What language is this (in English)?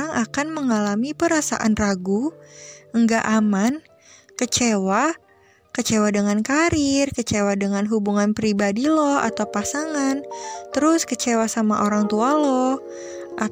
Indonesian